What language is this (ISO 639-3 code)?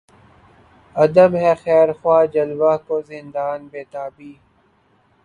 urd